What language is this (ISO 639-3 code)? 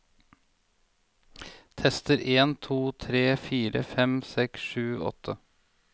nor